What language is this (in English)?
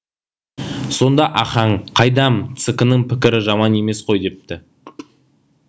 Kazakh